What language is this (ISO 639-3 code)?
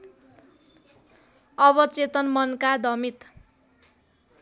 nep